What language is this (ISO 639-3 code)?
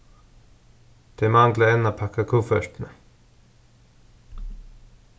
fao